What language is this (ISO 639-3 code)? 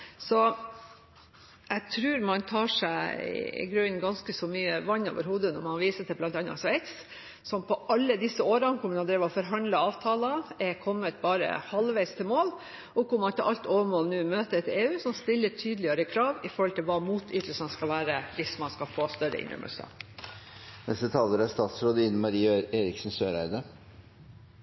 nor